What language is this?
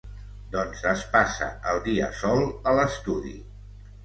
Catalan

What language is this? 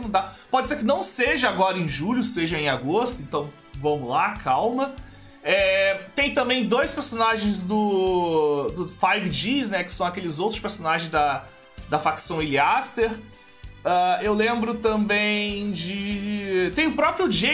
Portuguese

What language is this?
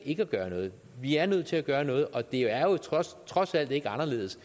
Danish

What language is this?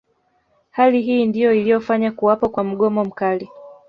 Swahili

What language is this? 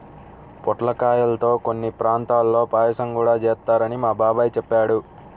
Telugu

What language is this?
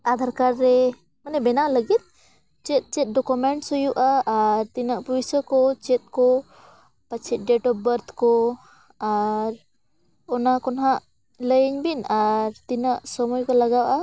Santali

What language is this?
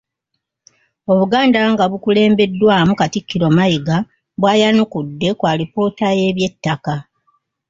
Ganda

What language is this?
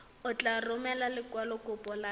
Tswana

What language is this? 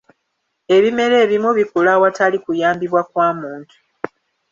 Ganda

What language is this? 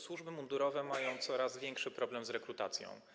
Polish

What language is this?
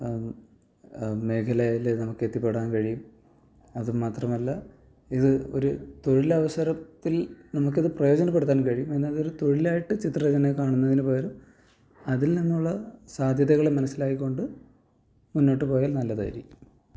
Malayalam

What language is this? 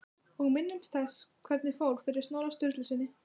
Icelandic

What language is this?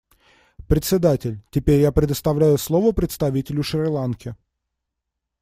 Russian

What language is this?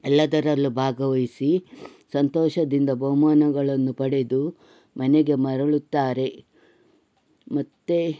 Kannada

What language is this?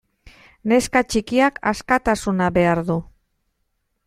Basque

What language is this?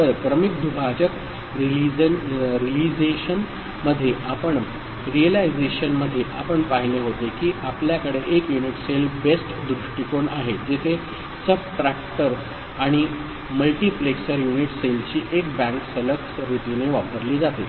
Marathi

